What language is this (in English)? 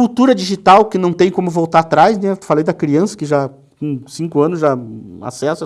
Portuguese